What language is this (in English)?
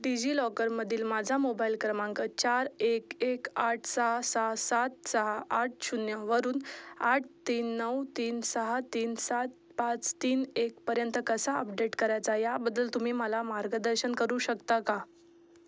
Marathi